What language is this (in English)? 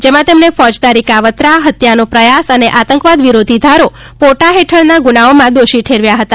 Gujarati